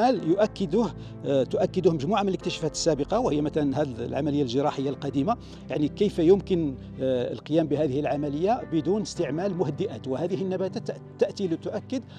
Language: Arabic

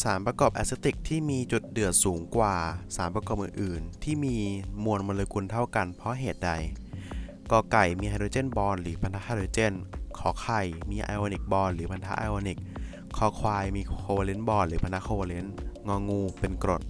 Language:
Thai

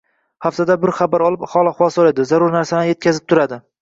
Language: Uzbek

